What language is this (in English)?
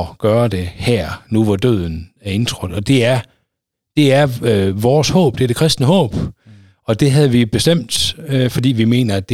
Danish